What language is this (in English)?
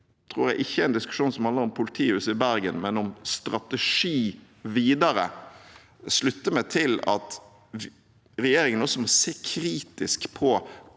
Norwegian